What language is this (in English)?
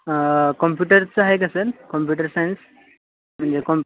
Marathi